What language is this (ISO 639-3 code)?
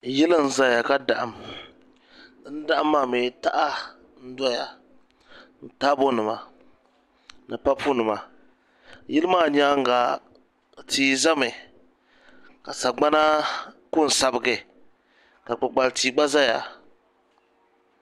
dag